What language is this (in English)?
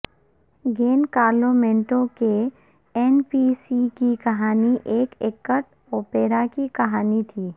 Urdu